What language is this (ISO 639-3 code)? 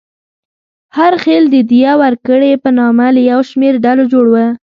pus